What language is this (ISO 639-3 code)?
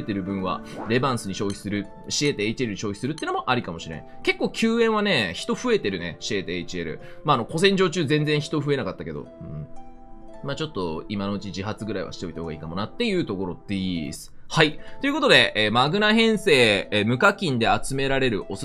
jpn